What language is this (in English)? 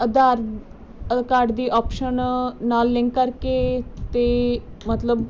Punjabi